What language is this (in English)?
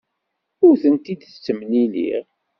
Kabyle